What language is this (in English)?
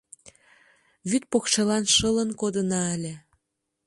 Mari